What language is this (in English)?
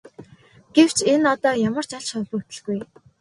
Mongolian